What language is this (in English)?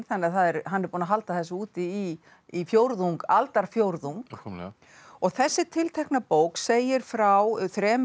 Icelandic